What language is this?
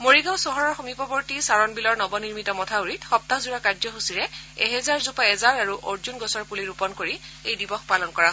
Assamese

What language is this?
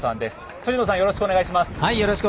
Japanese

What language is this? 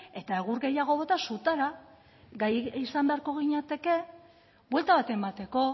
Basque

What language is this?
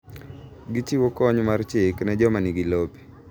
Luo (Kenya and Tanzania)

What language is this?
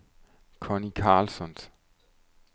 Danish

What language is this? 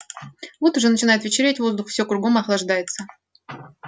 Russian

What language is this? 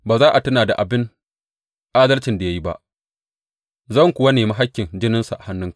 Hausa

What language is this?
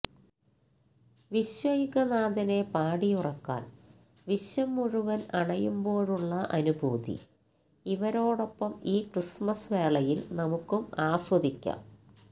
Malayalam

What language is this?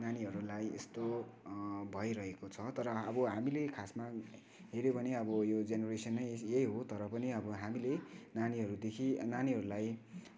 Nepali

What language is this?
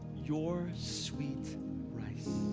English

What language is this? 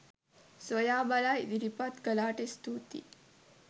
Sinhala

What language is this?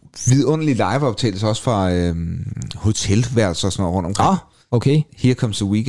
Danish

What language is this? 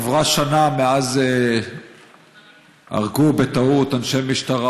Hebrew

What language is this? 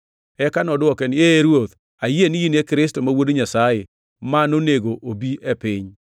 Luo (Kenya and Tanzania)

